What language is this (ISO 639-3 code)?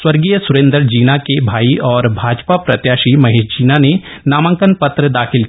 hin